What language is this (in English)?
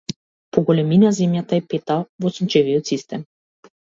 Macedonian